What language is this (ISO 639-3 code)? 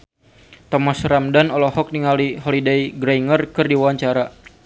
sun